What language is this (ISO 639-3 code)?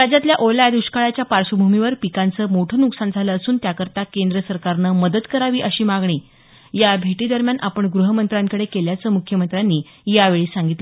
mar